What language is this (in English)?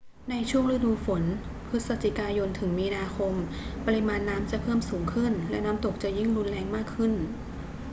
Thai